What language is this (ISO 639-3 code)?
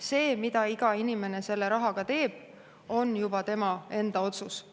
est